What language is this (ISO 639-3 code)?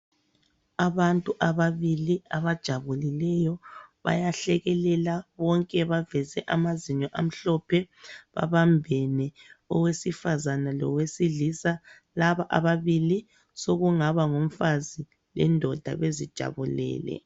nde